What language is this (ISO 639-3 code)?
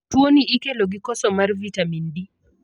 luo